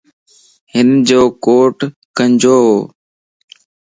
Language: Lasi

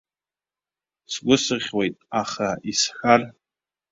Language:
Abkhazian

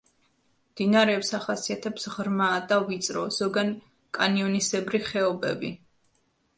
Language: Georgian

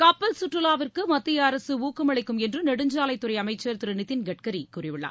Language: Tamil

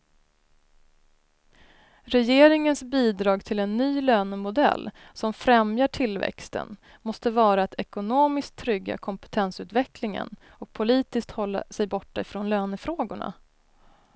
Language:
Swedish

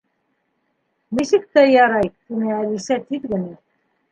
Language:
Bashkir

